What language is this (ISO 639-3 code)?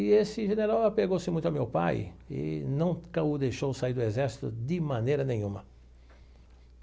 por